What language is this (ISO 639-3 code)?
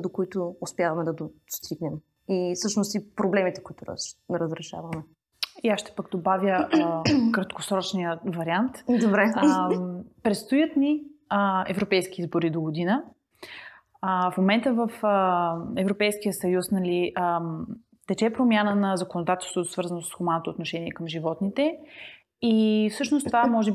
bul